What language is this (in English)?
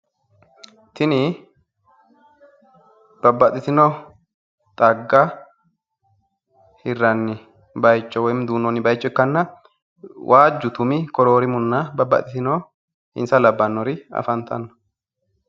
Sidamo